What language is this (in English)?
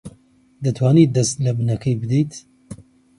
Central Kurdish